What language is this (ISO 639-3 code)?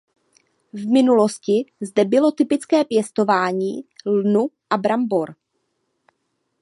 ces